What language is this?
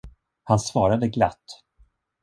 Swedish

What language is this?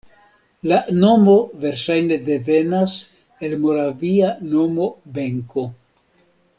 Esperanto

